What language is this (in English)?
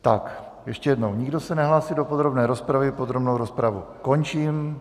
Czech